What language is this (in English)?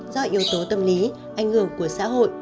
Vietnamese